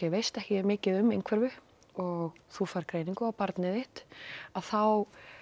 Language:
Icelandic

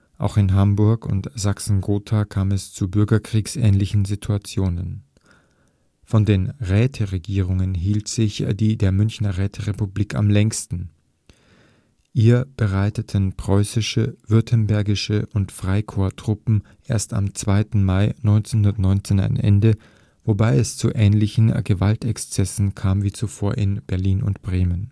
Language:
German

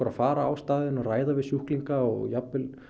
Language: Icelandic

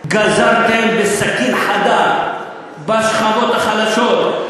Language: Hebrew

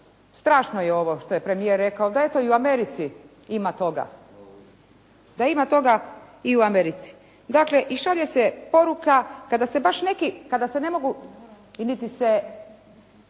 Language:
Croatian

